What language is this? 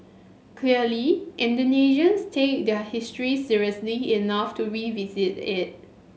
English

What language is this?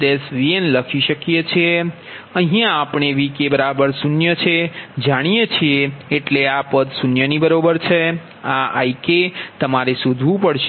Gujarati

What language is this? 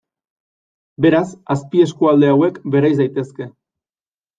Basque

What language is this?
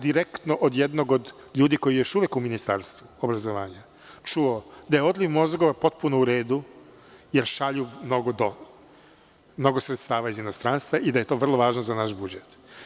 Serbian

